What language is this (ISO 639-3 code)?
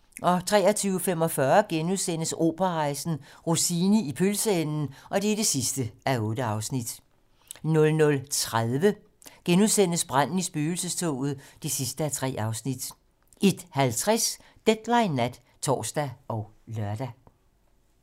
dan